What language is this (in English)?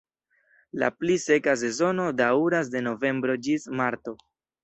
Esperanto